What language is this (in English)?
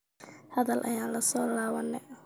Somali